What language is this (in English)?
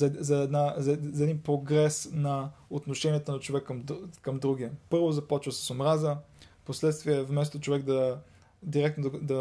Bulgarian